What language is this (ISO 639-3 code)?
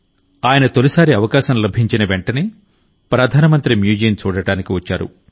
tel